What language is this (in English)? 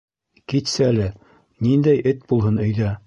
Bashkir